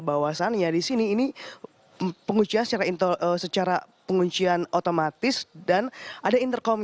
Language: Indonesian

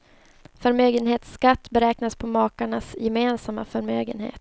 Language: Swedish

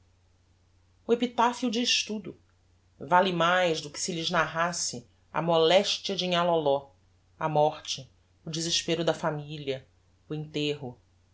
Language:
Portuguese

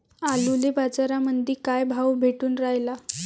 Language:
Marathi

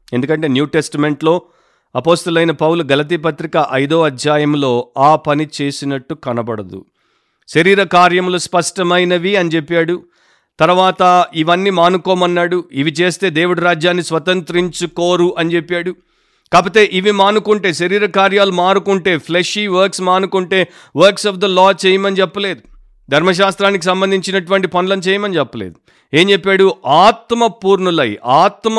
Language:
Telugu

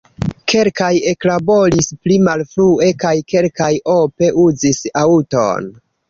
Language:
Esperanto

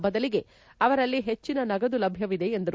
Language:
Kannada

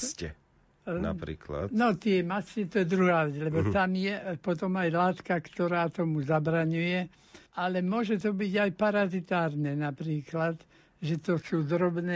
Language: Slovak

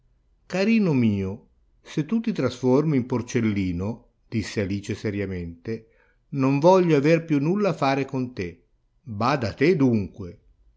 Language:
Italian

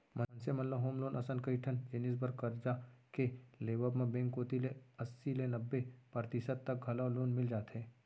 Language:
Chhattisgarhi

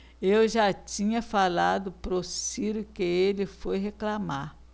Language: Portuguese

